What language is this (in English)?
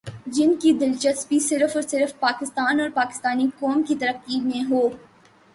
Urdu